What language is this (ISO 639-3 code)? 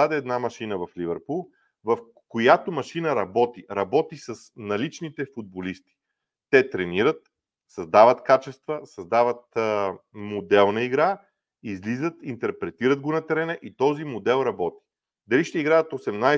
bul